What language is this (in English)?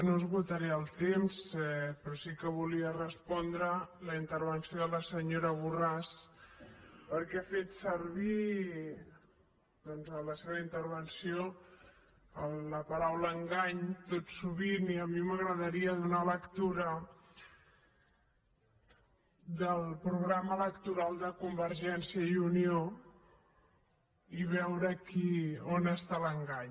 Catalan